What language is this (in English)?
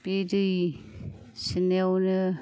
Bodo